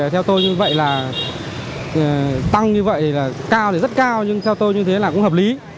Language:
Vietnamese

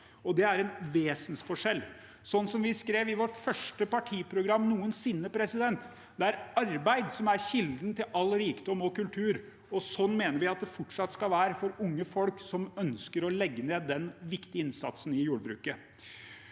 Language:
Norwegian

